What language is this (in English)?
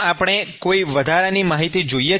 Gujarati